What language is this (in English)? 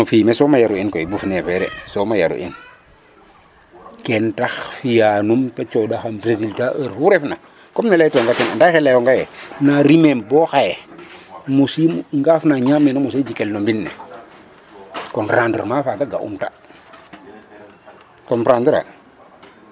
Serer